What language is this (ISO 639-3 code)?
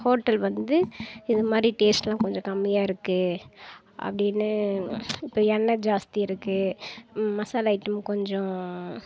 tam